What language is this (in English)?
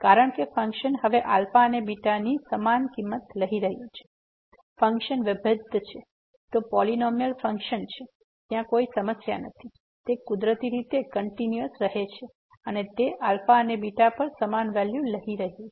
Gujarati